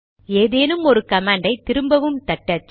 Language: Tamil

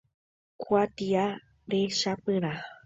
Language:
Guarani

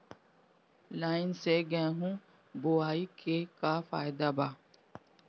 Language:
Bhojpuri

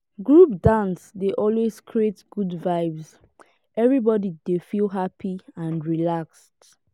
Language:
Nigerian Pidgin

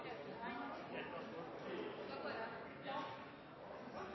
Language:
Norwegian Bokmål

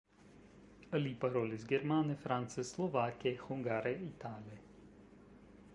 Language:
Esperanto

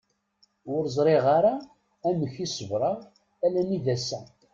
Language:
Kabyle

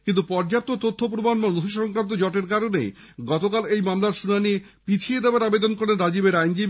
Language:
Bangla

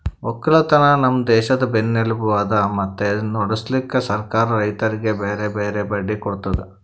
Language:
Kannada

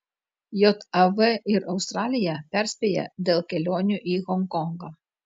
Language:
Lithuanian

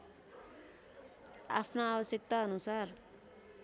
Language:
Nepali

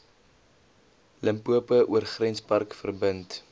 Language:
Afrikaans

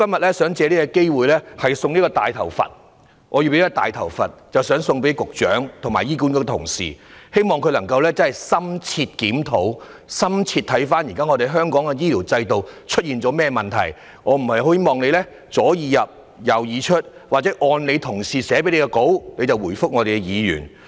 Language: Cantonese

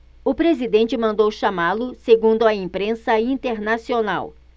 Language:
Portuguese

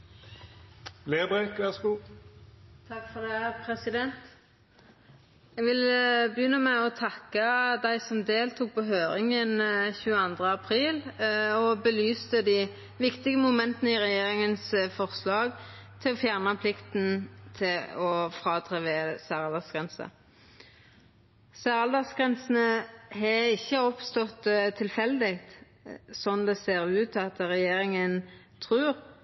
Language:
Norwegian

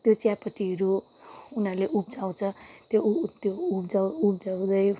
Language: Nepali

